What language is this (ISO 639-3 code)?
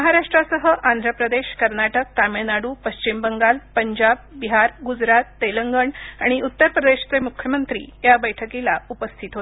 mar